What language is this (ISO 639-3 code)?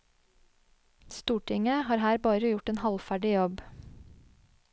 nor